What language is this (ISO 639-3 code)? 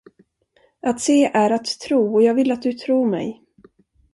swe